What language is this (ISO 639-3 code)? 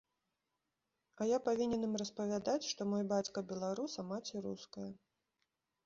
bel